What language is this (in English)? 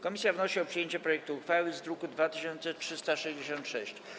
Polish